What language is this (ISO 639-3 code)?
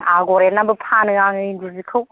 brx